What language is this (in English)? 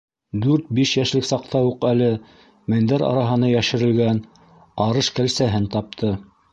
Bashkir